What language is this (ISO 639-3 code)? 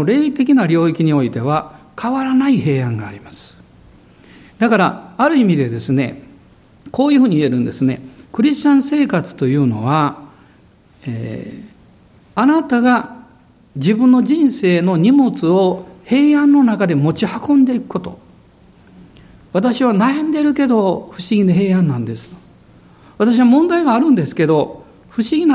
jpn